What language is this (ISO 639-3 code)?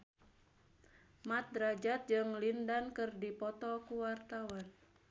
sun